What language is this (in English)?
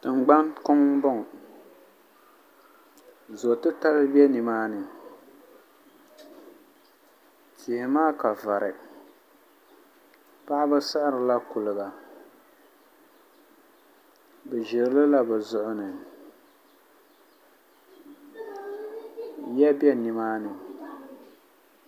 Dagbani